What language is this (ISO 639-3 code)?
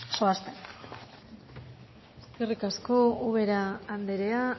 eus